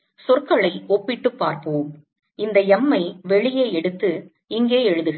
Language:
Tamil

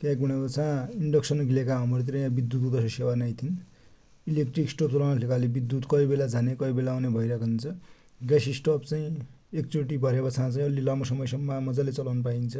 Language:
Dotyali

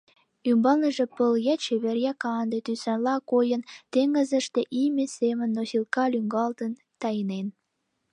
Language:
Mari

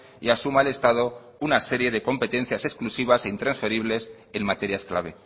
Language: Spanish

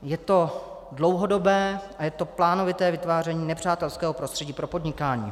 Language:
Czech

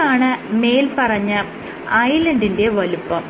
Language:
Malayalam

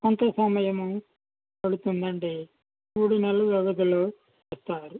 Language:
Telugu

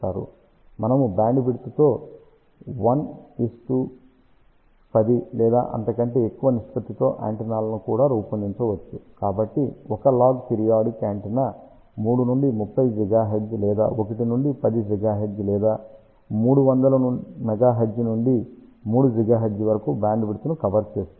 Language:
Telugu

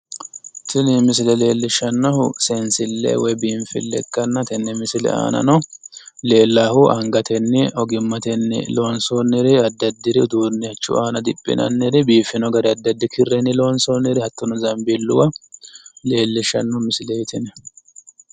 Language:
Sidamo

